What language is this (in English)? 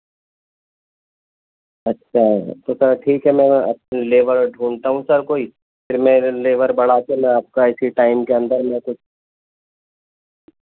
Urdu